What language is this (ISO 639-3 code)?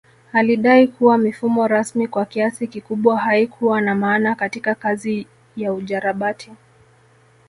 swa